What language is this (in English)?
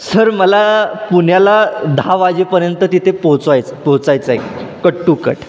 Marathi